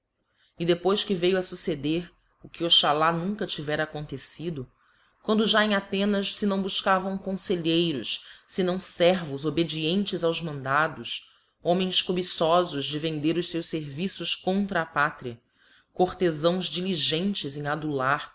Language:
Portuguese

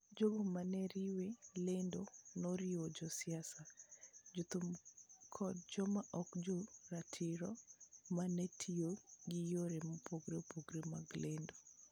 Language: Luo (Kenya and Tanzania)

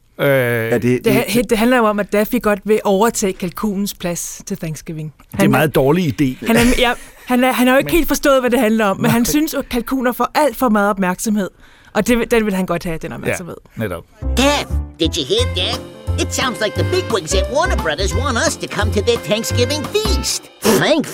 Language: Danish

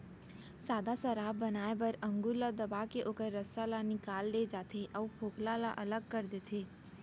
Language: Chhattisgarhi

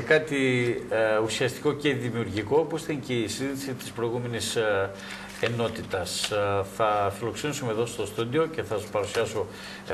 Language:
Greek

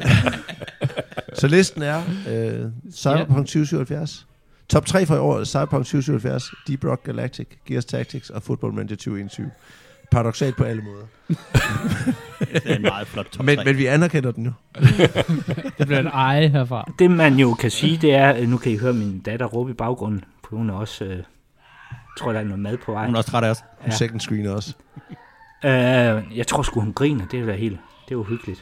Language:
Danish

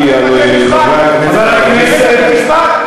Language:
Hebrew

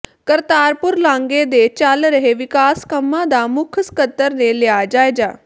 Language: Punjabi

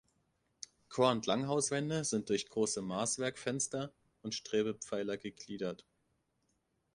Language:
German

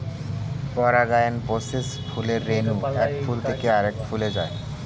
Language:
Bangla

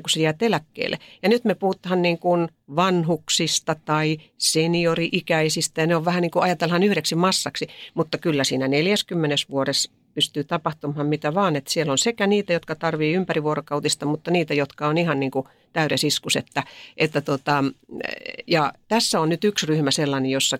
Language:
Finnish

